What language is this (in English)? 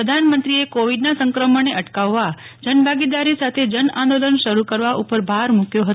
Gujarati